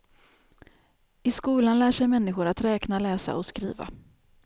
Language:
Swedish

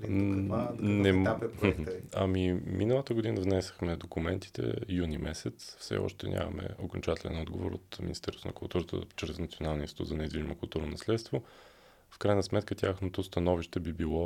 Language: Bulgarian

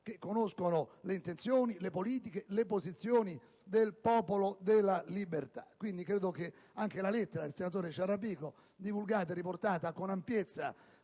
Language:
Italian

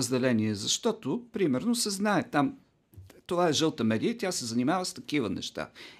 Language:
Bulgarian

